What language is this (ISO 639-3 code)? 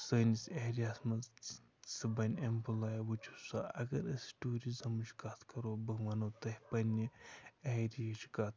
kas